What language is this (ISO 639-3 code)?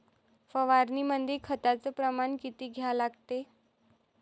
mar